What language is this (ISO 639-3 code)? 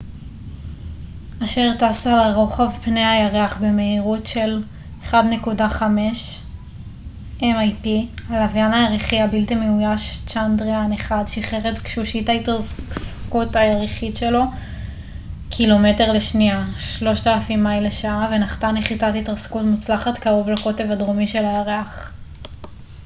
heb